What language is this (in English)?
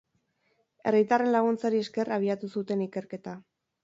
Basque